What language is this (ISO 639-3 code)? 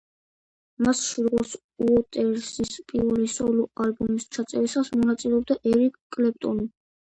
kat